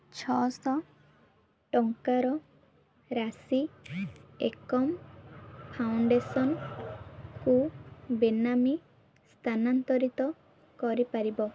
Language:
Odia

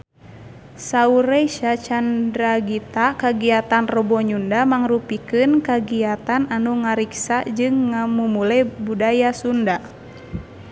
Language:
Sundanese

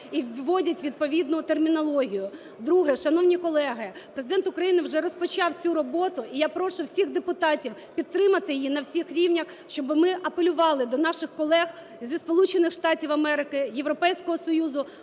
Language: Ukrainian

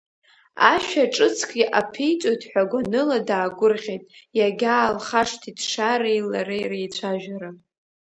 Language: Abkhazian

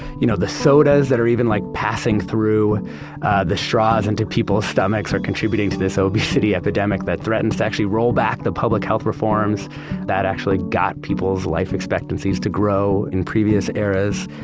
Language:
English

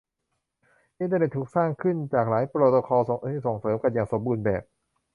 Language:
Thai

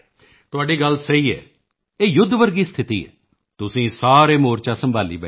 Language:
Punjabi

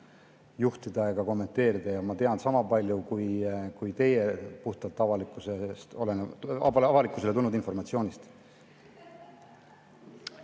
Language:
Estonian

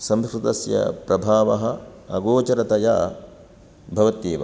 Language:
Sanskrit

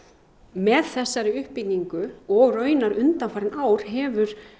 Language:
Icelandic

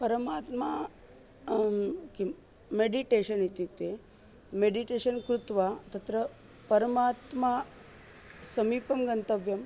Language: Sanskrit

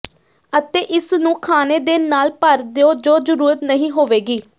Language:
Punjabi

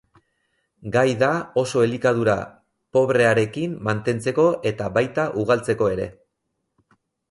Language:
Basque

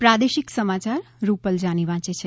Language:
Gujarati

